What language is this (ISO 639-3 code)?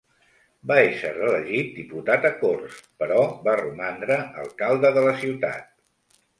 cat